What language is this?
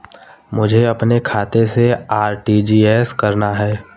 Hindi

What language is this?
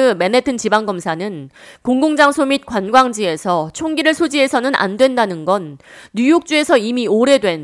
Korean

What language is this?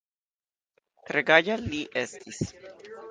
Esperanto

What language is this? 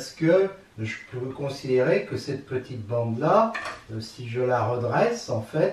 French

